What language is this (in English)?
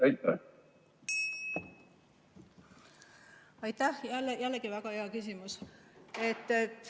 Estonian